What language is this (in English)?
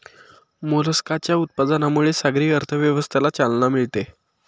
Marathi